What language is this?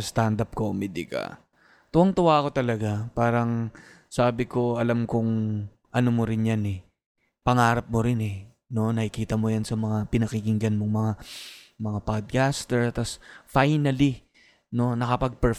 Filipino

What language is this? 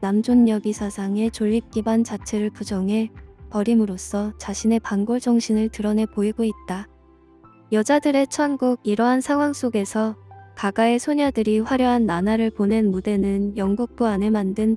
Korean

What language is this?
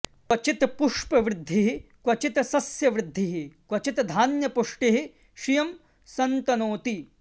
Sanskrit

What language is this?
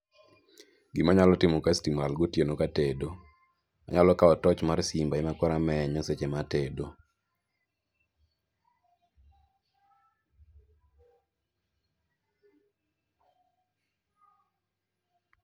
Luo (Kenya and Tanzania)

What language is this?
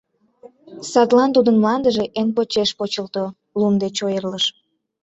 Mari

